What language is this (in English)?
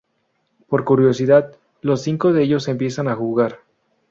Spanish